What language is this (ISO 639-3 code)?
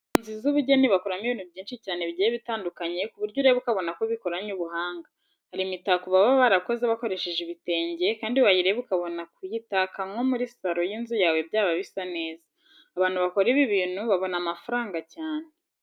kin